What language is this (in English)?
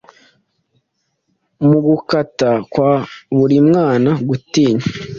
Kinyarwanda